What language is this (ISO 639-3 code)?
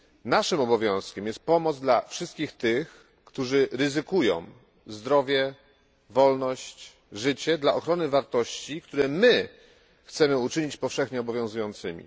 pol